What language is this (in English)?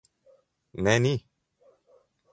Slovenian